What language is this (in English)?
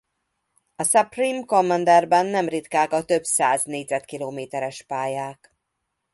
Hungarian